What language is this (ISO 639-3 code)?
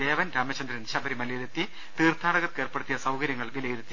mal